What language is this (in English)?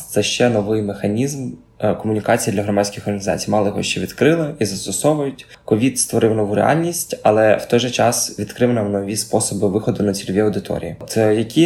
Ukrainian